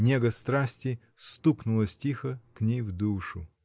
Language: Russian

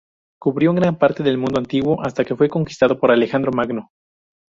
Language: Spanish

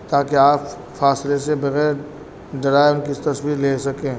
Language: Urdu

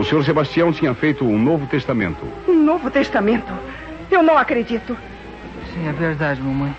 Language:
Portuguese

